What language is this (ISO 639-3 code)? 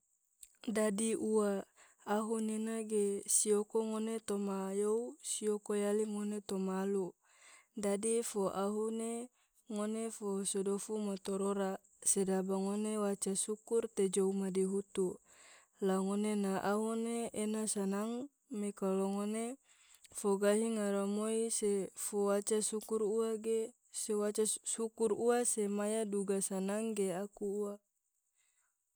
tvo